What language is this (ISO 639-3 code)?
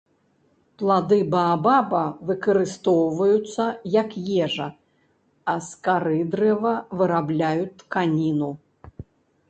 bel